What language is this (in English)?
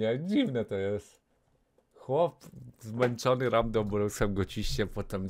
Polish